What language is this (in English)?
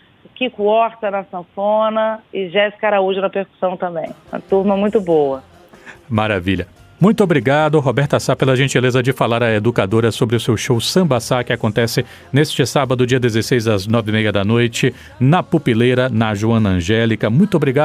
Portuguese